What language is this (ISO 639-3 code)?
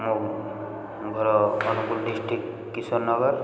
ori